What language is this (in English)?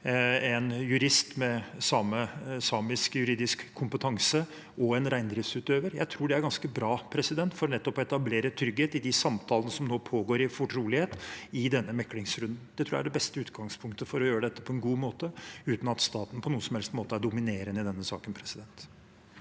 Norwegian